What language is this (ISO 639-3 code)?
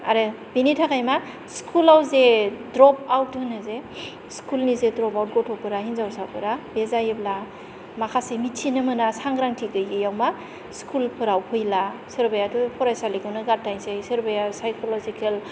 brx